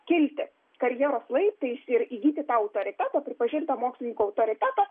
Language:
Lithuanian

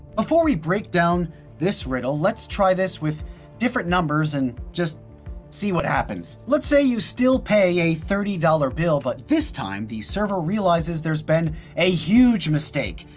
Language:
English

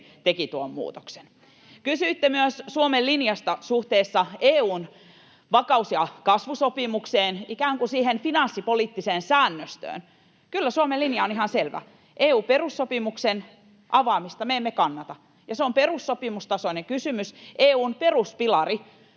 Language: Finnish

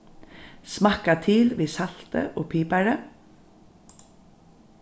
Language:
Faroese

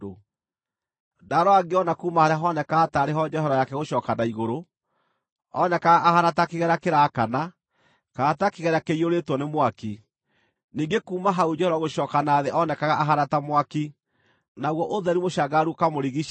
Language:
Kikuyu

